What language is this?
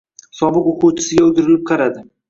Uzbek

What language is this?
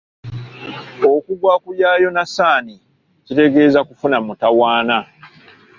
Ganda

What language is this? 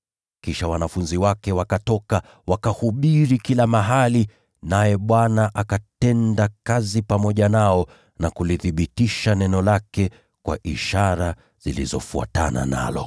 Swahili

